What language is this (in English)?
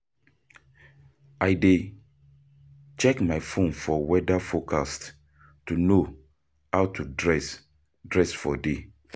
Nigerian Pidgin